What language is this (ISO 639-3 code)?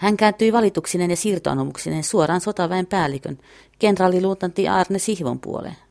fin